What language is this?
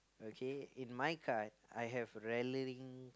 English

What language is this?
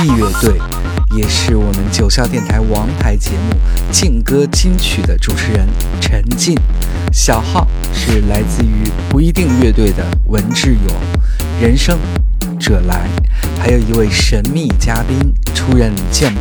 Chinese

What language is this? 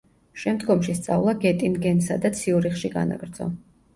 Georgian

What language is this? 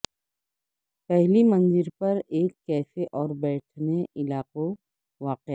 Urdu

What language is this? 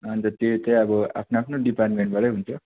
Nepali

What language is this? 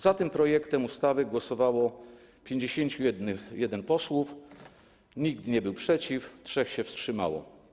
Polish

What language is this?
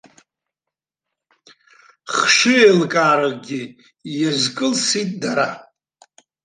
Abkhazian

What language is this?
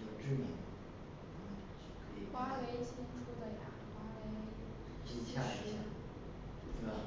Chinese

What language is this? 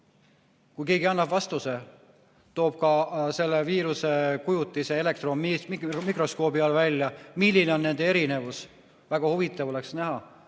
Estonian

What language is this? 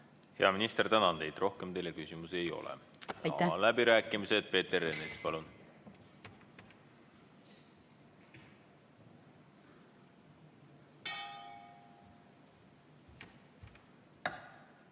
Estonian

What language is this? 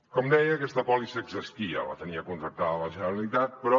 Catalan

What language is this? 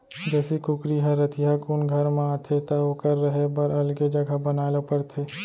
Chhattisgarhi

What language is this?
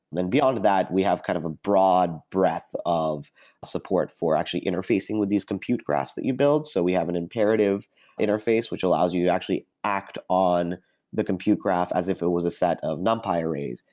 English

